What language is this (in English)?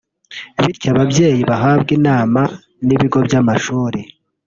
Kinyarwanda